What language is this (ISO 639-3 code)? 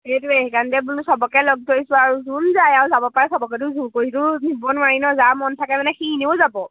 asm